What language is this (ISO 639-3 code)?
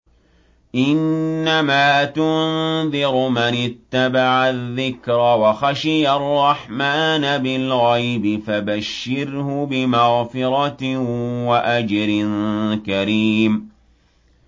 ara